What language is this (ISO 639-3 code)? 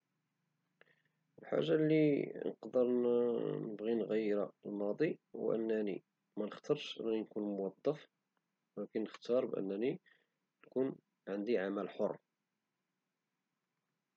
ary